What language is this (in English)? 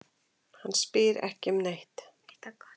Icelandic